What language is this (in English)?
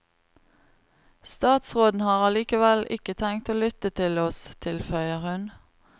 Norwegian